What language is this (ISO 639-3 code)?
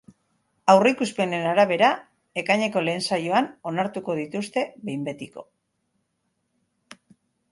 eus